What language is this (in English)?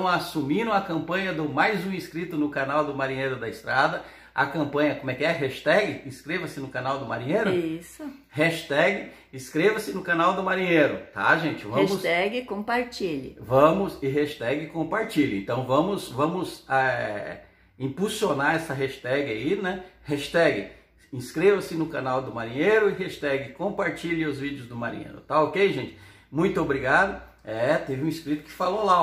Portuguese